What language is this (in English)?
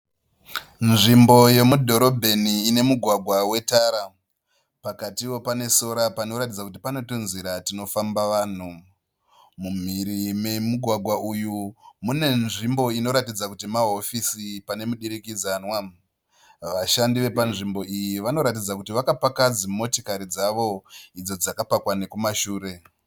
Shona